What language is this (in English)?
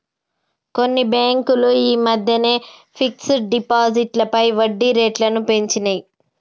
Telugu